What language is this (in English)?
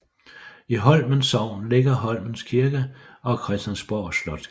Danish